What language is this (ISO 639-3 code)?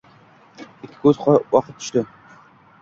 uzb